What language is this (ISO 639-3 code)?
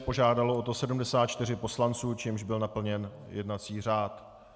ces